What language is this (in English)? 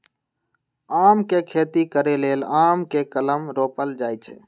Magahi